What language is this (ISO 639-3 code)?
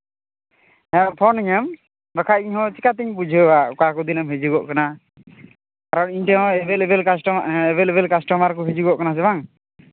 sat